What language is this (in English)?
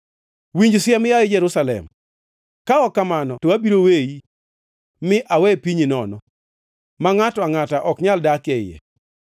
Luo (Kenya and Tanzania)